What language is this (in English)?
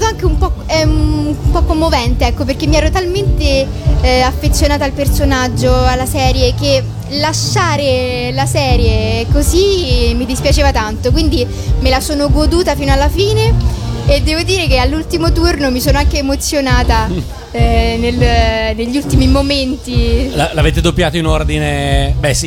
Italian